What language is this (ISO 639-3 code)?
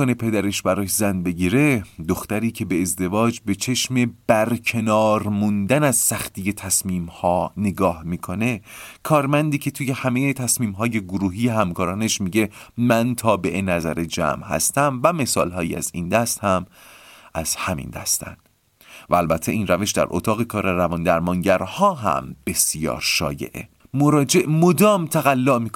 fas